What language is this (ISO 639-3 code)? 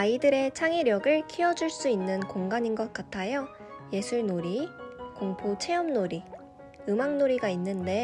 kor